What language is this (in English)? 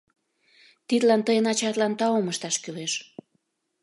Mari